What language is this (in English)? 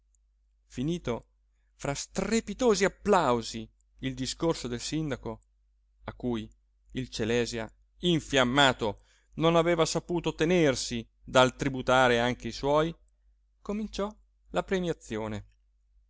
Italian